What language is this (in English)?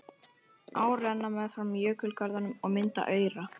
Icelandic